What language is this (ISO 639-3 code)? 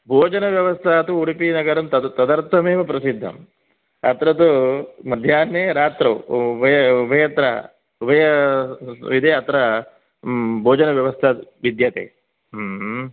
san